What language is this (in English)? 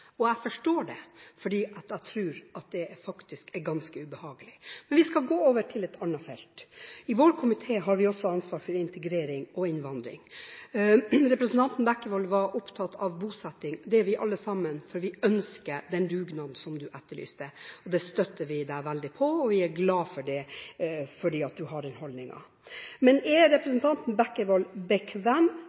Norwegian Bokmål